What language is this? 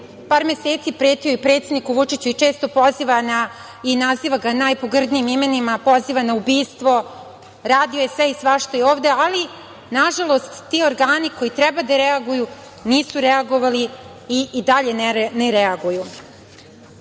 Serbian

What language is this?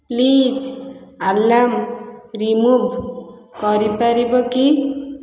Odia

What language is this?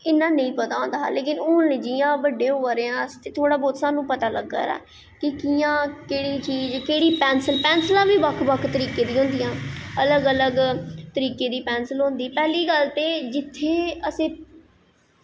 Dogri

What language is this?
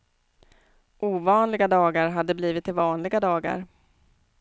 Swedish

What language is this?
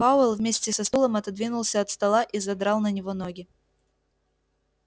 Russian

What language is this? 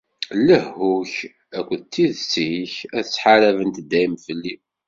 Kabyle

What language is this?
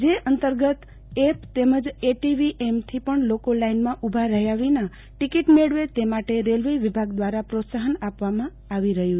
Gujarati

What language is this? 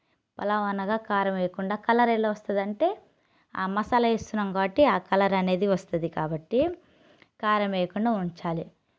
Telugu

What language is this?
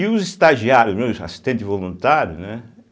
Portuguese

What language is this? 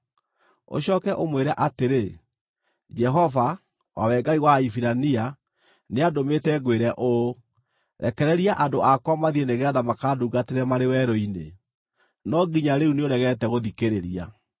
Kikuyu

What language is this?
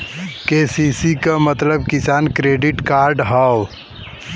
Bhojpuri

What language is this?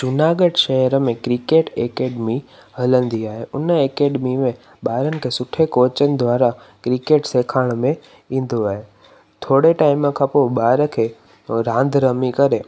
Sindhi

